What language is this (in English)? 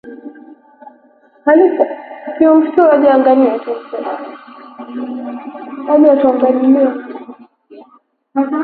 Swahili